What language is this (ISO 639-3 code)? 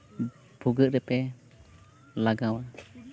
sat